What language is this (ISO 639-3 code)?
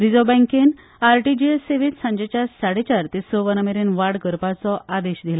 kok